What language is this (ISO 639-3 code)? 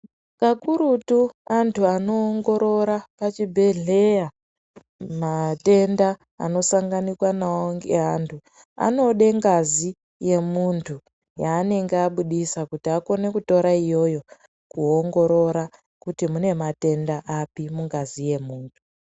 ndc